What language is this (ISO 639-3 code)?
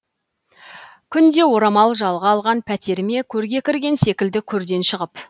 kaz